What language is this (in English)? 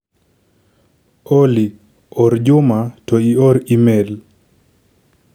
Luo (Kenya and Tanzania)